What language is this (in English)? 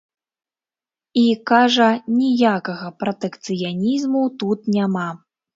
Belarusian